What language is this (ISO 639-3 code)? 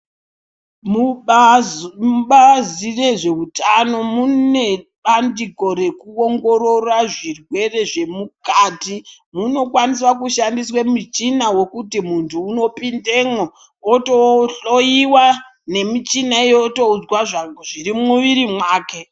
ndc